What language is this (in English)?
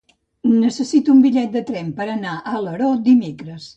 Catalan